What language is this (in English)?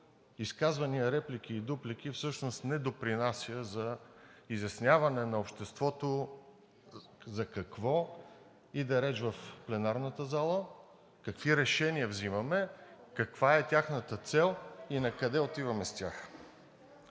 Bulgarian